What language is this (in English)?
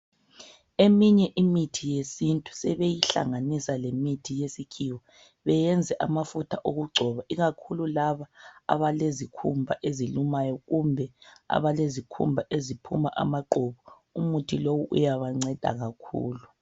North Ndebele